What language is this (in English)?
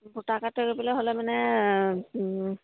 Assamese